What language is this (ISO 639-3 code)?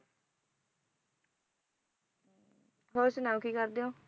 pan